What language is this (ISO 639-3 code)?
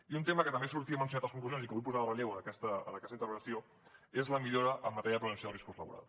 cat